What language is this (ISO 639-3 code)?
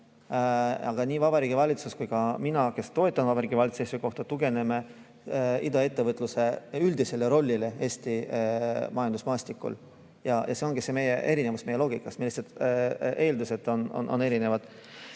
est